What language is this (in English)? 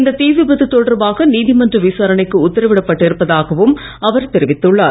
Tamil